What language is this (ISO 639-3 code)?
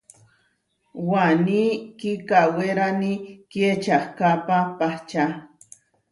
var